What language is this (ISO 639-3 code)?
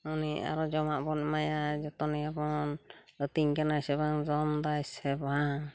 sat